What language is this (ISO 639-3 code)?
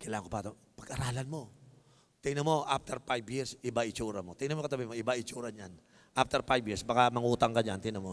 fil